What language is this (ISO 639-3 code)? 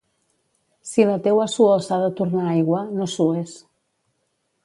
cat